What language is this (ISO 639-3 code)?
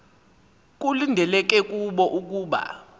xho